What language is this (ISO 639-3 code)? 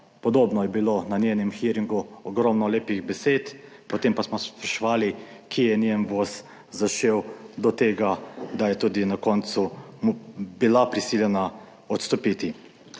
slv